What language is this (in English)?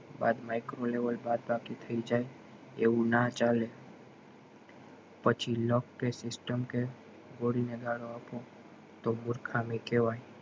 Gujarati